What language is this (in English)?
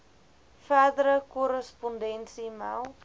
Afrikaans